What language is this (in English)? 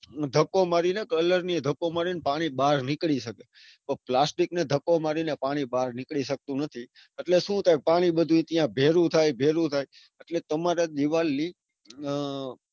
Gujarati